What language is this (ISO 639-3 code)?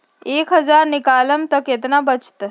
mag